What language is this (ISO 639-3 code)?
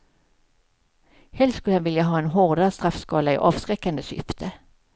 swe